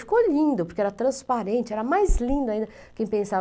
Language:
Portuguese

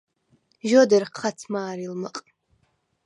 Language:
Svan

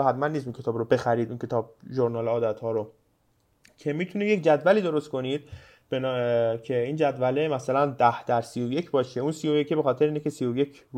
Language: Persian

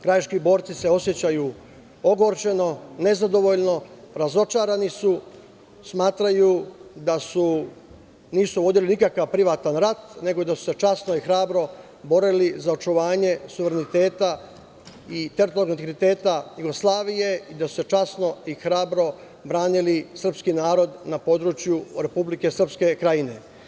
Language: Serbian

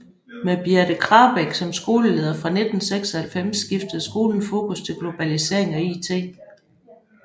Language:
Danish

